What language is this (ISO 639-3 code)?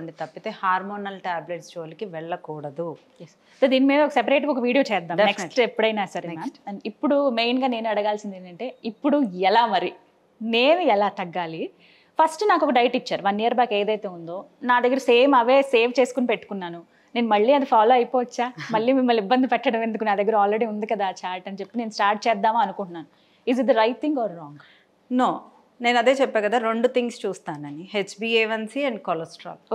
tel